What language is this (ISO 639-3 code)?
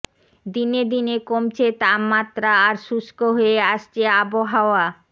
ben